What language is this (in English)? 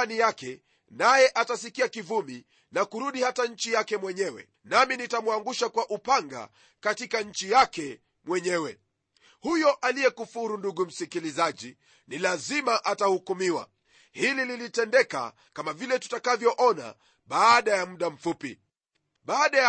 Swahili